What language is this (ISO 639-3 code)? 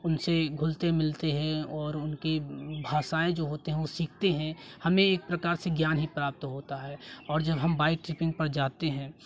hin